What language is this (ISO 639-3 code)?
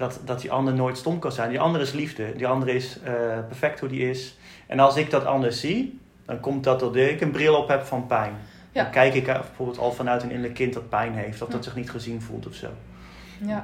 nld